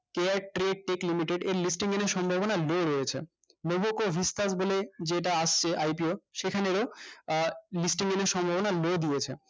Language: Bangla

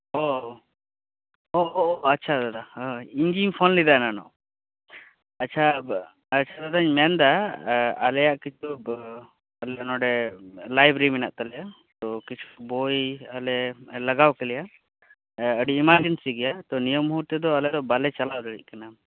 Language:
Santali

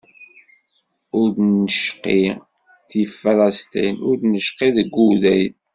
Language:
Kabyle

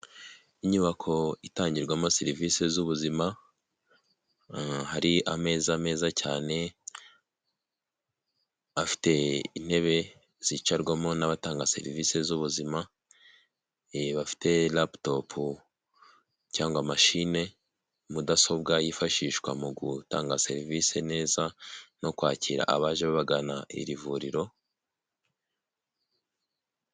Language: Kinyarwanda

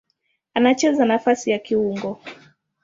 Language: Swahili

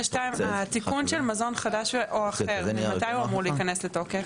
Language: Hebrew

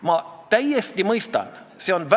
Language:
Estonian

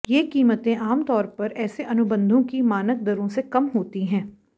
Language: Hindi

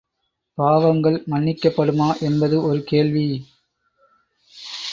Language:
Tamil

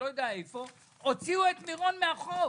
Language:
Hebrew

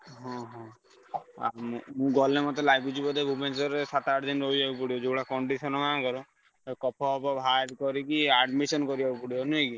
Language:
Odia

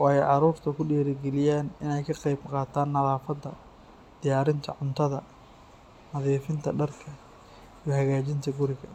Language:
Somali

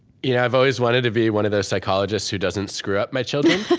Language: English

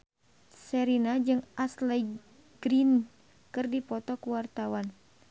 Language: Sundanese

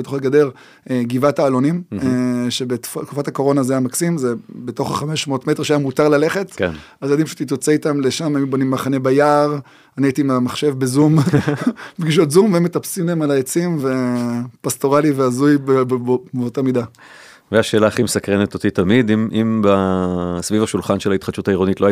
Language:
Hebrew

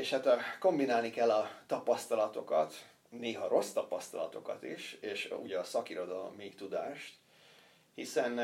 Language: Hungarian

